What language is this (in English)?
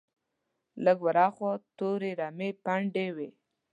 Pashto